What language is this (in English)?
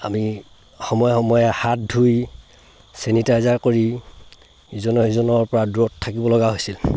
Assamese